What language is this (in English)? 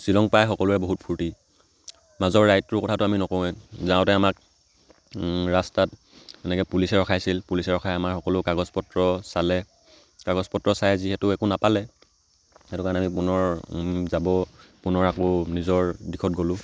Assamese